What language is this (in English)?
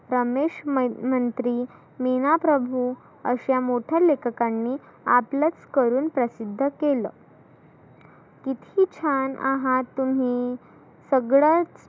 Marathi